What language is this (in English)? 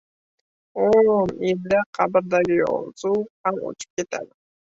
Uzbek